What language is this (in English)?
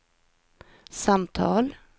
Swedish